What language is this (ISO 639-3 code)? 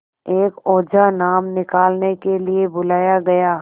hin